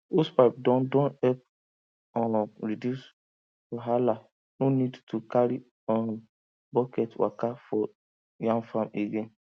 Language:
Nigerian Pidgin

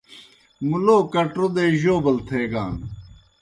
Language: Kohistani Shina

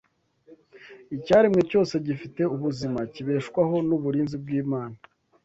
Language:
Kinyarwanda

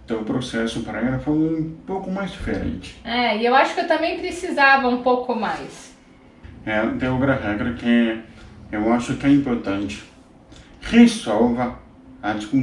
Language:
Portuguese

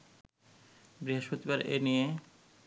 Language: Bangla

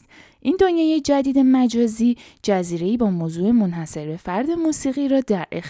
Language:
Persian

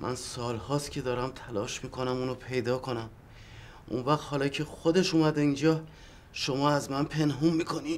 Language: Persian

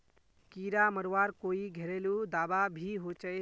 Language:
Magahi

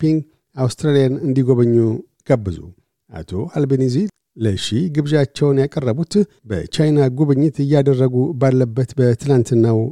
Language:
Amharic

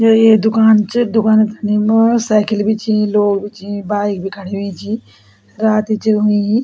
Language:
Garhwali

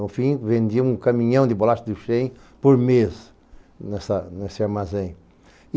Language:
Portuguese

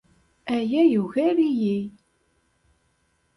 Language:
Kabyle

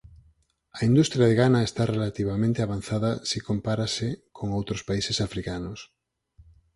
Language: Galician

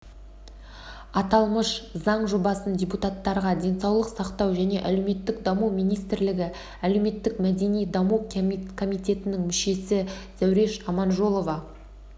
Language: Kazakh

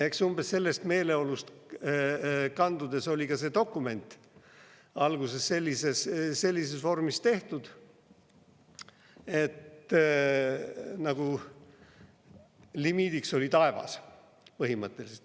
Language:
Estonian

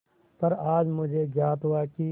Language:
Hindi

